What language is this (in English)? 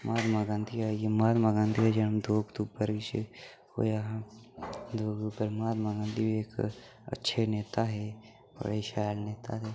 Dogri